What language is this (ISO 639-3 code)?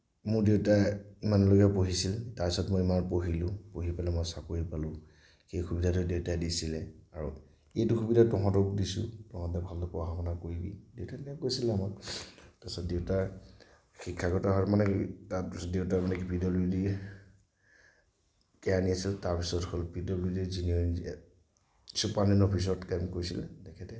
asm